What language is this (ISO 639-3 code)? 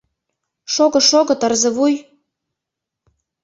chm